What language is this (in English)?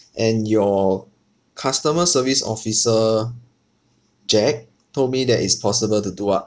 English